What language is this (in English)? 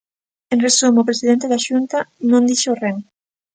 Galician